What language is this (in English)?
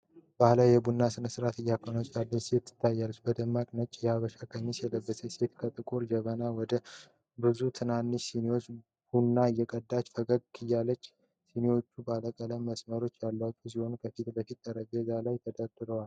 Amharic